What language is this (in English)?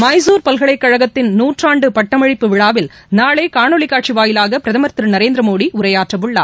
Tamil